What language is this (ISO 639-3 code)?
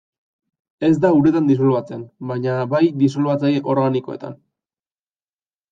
eus